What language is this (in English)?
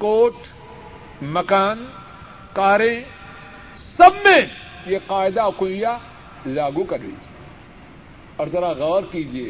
Urdu